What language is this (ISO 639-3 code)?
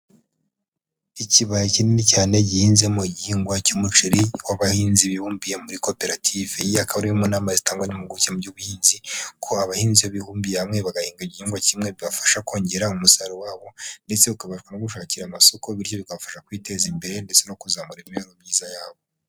kin